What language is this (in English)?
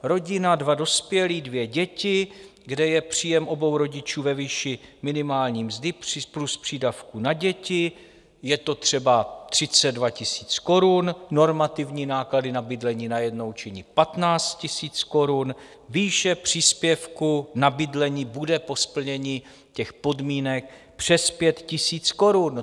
Czech